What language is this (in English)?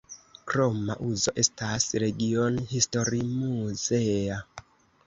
Esperanto